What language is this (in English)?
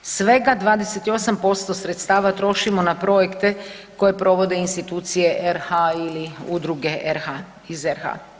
Croatian